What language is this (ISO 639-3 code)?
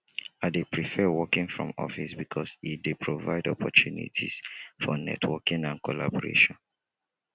pcm